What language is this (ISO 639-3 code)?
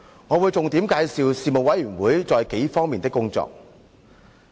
yue